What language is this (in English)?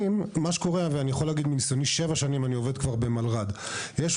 Hebrew